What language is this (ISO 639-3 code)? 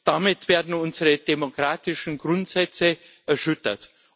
deu